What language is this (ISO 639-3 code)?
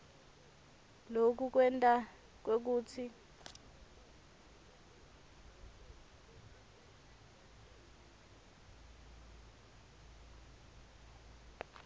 ssw